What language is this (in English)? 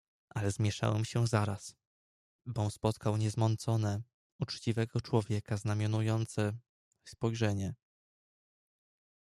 Polish